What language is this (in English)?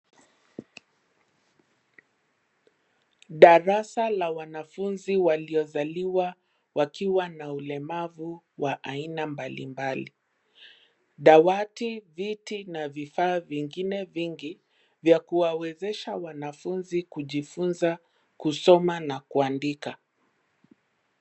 Swahili